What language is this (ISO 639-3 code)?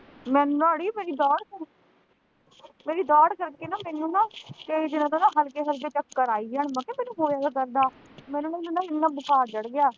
pan